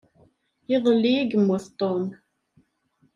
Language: Kabyle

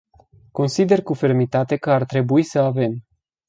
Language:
Romanian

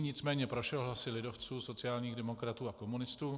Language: Czech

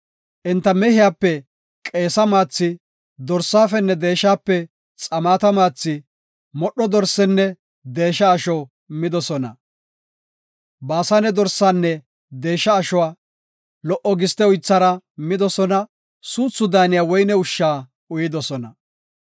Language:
Gofa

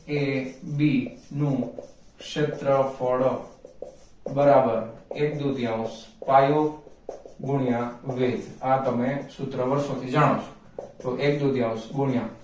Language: Gujarati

